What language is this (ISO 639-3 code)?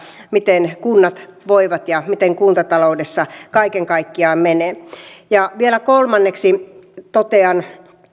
fin